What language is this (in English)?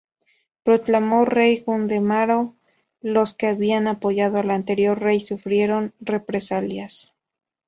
Spanish